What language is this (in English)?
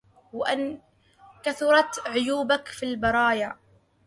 Arabic